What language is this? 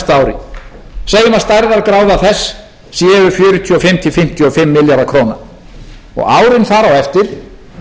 Icelandic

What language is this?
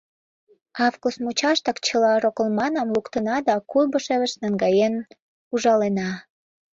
Mari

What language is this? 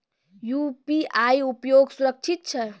Maithili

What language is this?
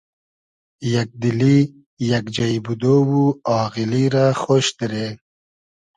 Hazaragi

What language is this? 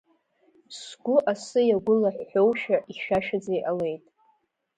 Abkhazian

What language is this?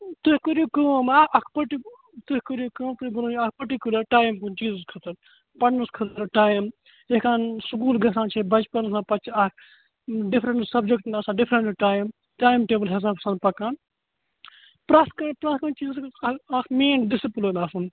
Kashmiri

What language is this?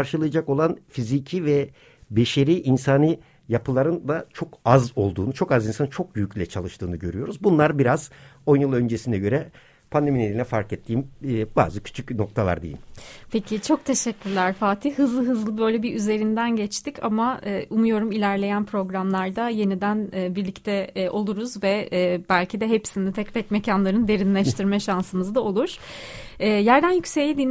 Turkish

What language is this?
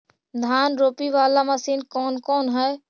Magahi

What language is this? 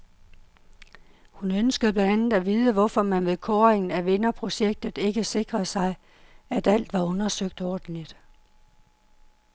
Danish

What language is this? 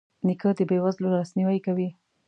Pashto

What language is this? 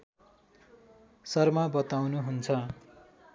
Nepali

